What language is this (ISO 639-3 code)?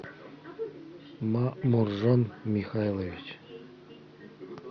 rus